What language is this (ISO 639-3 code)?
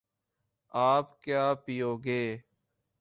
urd